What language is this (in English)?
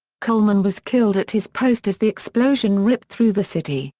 English